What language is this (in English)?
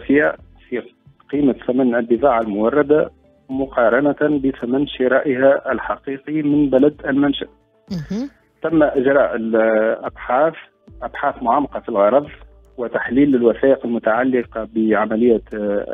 Arabic